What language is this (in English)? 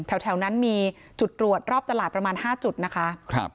Thai